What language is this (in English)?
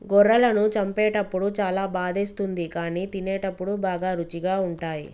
Telugu